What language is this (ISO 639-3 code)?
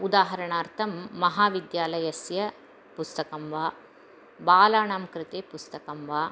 san